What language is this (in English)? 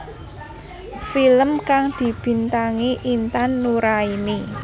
Javanese